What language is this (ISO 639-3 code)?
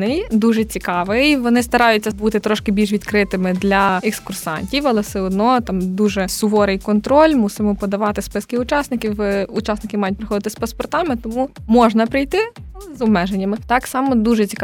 ukr